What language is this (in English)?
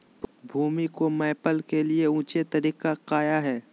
Magahi